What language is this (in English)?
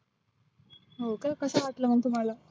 Marathi